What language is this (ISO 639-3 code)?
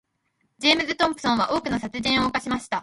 jpn